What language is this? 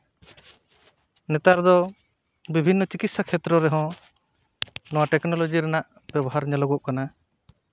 Santali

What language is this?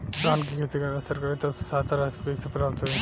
Bhojpuri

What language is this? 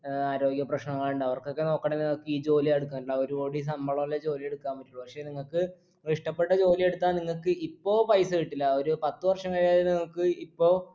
Malayalam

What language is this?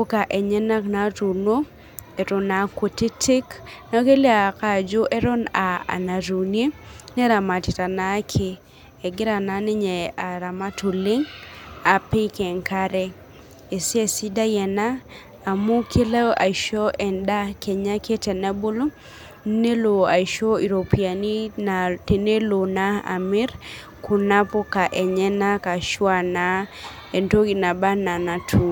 Masai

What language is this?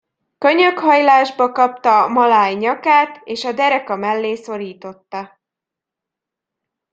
Hungarian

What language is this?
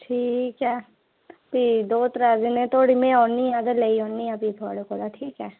Dogri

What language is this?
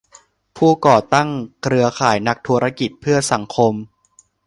Thai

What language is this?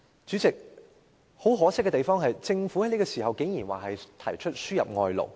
Cantonese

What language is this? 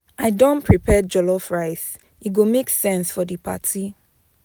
Nigerian Pidgin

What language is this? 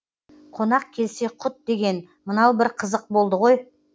Kazakh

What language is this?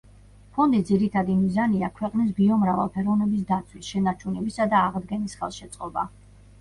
Georgian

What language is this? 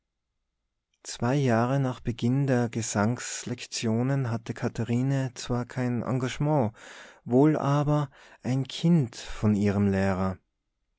German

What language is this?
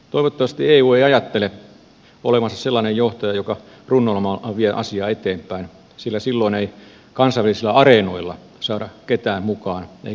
Finnish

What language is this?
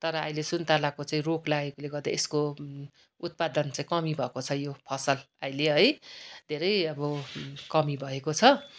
Nepali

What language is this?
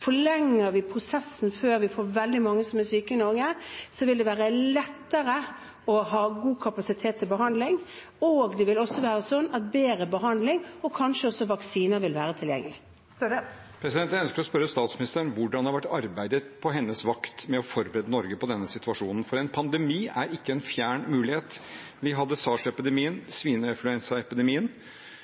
Norwegian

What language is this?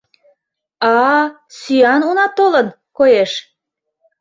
Mari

